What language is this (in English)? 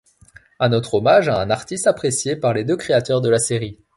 French